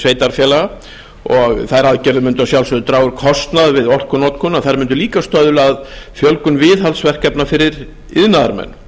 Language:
Icelandic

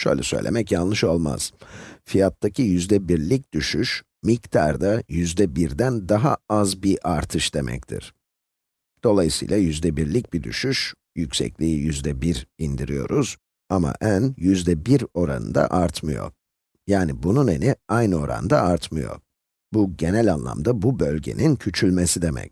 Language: Turkish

